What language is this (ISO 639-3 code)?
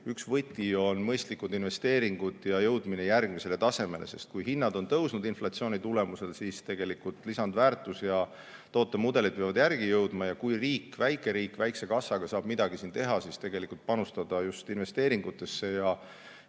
est